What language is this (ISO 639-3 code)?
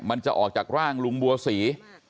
tha